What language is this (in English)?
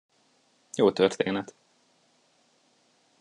Hungarian